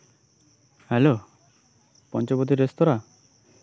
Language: Santali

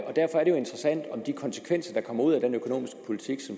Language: Danish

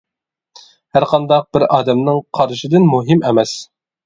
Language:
Uyghur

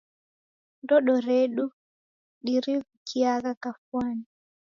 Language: Taita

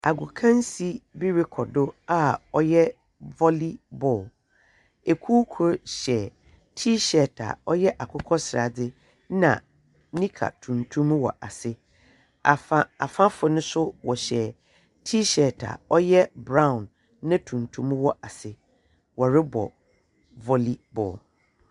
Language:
Akan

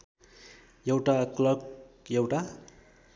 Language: Nepali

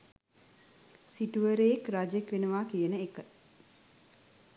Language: Sinhala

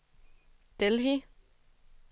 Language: Danish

